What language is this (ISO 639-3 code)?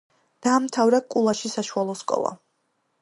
kat